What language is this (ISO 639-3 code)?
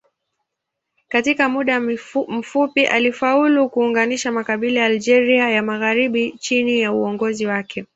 swa